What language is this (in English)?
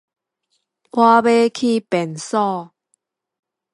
Min Nan Chinese